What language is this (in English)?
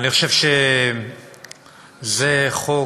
Hebrew